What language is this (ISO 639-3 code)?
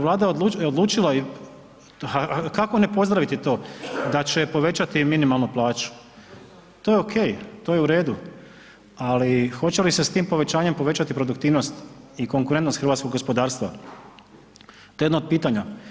hrv